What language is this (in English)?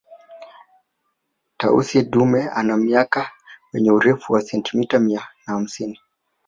Swahili